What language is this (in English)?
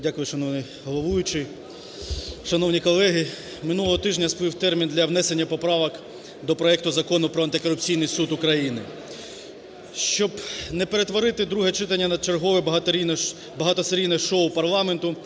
Ukrainian